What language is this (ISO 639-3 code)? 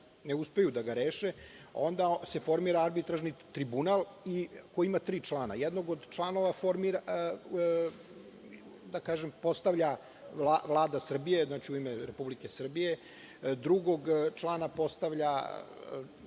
srp